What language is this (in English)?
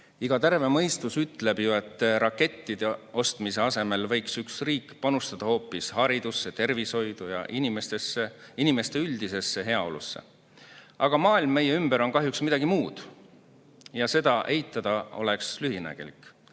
Estonian